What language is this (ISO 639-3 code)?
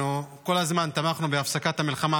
heb